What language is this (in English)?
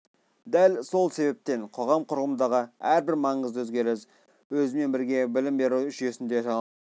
Kazakh